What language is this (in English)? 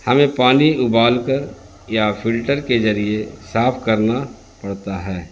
Urdu